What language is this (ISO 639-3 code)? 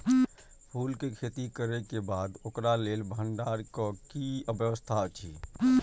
mai